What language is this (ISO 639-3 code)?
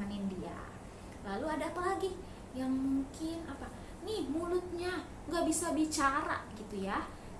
ind